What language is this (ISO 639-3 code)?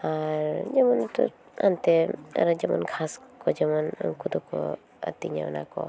sat